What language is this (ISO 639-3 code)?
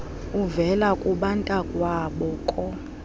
xho